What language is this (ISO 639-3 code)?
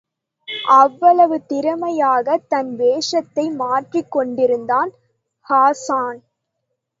tam